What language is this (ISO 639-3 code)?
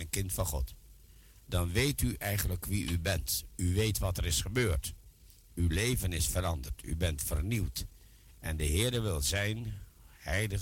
nld